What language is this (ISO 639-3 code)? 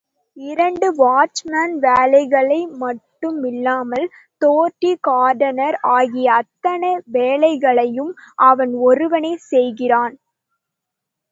tam